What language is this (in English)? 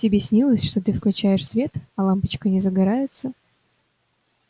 Russian